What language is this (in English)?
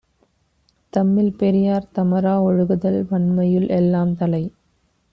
Tamil